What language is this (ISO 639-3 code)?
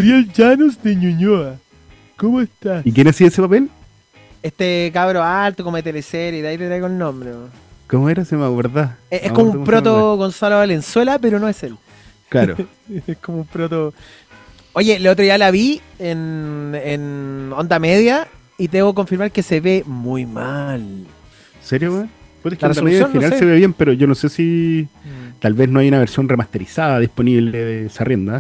spa